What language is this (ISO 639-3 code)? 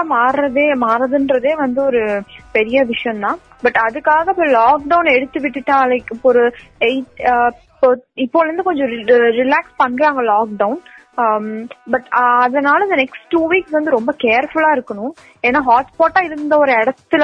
tam